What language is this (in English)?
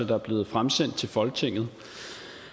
Danish